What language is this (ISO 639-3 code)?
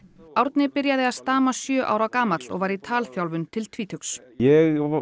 isl